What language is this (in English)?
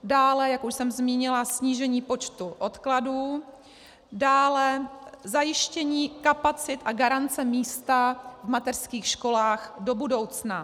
Czech